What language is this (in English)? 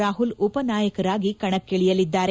Kannada